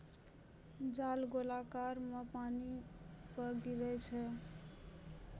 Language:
Maithili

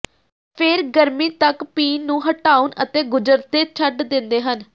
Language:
Punjabi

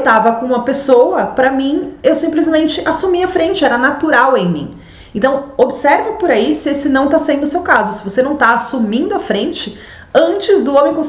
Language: Portuguese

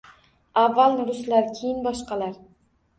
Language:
Uzbek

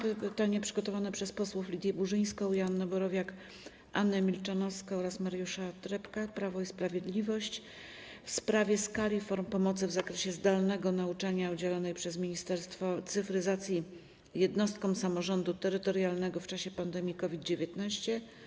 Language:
Polish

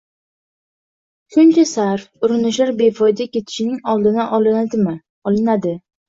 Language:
Uzbek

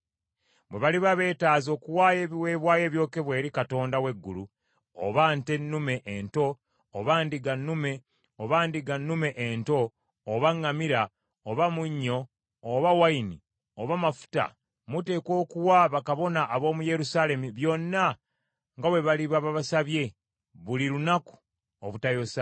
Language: Ganda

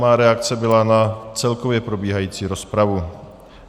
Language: Czech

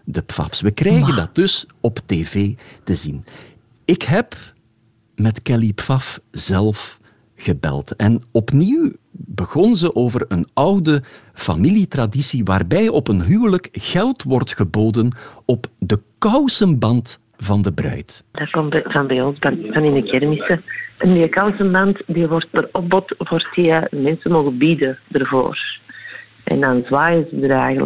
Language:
Dutch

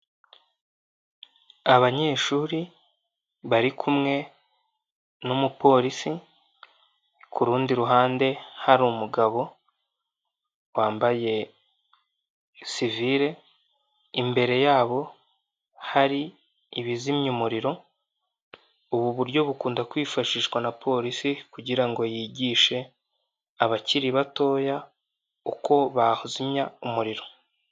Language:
Kinyarwanda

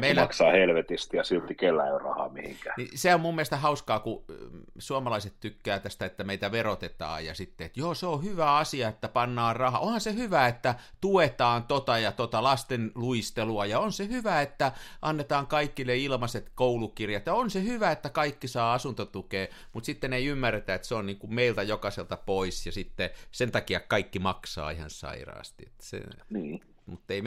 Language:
Finnish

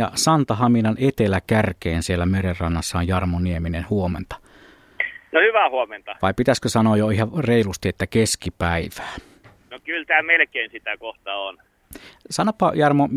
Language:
Finnish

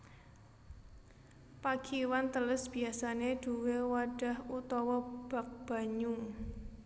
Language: Javanese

